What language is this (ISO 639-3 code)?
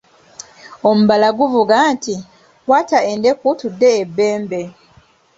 lug